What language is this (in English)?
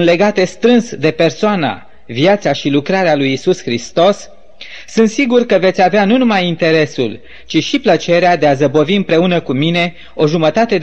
Romanian